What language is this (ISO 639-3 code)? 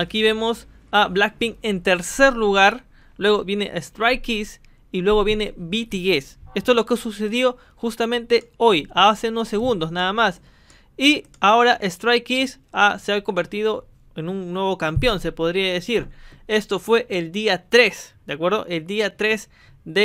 spa